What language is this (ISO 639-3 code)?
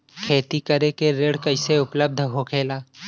bho